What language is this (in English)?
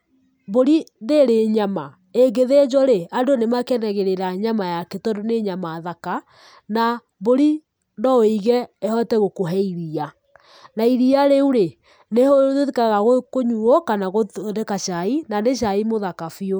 Kikuyu